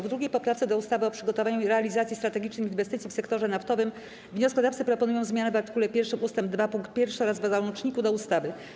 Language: Polish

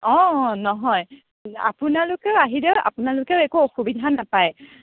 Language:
Assamese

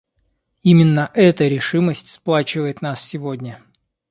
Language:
Russian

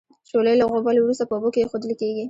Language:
Pashto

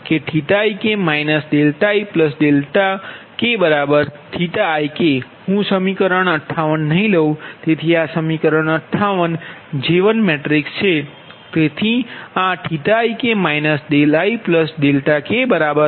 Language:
Gujarati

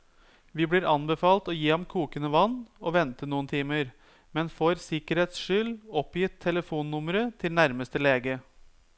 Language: Norwegian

